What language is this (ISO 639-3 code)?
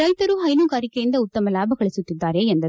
kan